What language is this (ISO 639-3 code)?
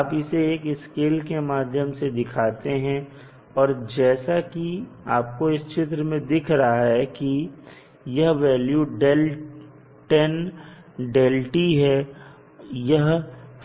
hin